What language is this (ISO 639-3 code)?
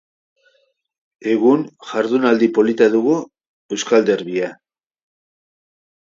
eus